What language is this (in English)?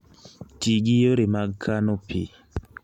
Luo (Kenya and Tanzania)